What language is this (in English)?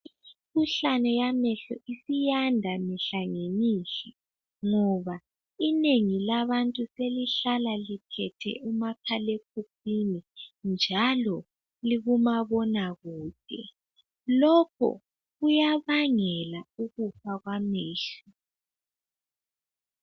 North Ndebele